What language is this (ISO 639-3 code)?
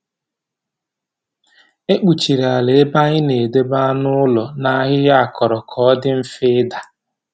ibo